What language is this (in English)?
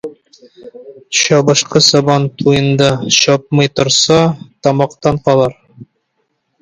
Tatar